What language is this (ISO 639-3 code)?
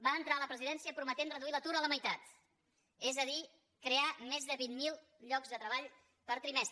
cat